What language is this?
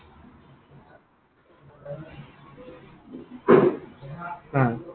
Assamese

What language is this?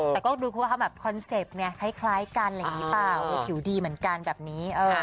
Thai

